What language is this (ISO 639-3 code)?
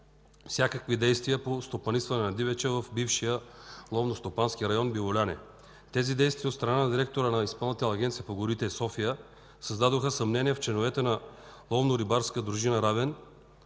bul